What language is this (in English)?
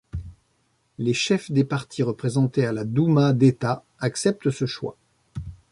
French